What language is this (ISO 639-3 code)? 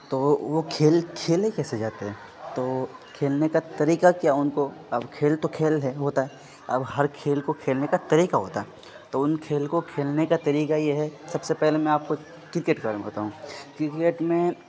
urd